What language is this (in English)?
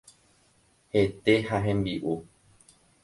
Guarani